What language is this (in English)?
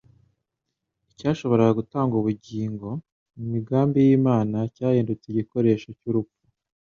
Kinyarwanda